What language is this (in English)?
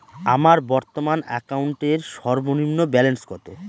Bangla